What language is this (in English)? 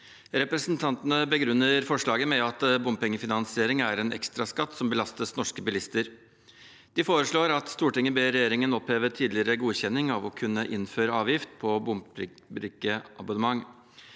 Norwegian